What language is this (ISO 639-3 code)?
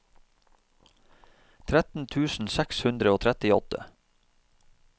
nor